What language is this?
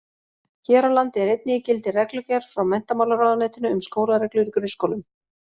Icelandic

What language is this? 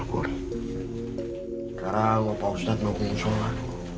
Indonesian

